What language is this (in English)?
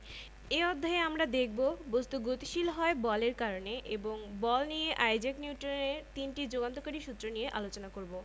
Bangla